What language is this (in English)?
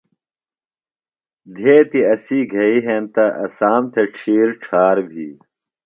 Phalura